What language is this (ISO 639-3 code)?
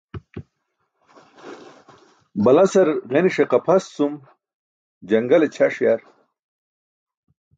bsk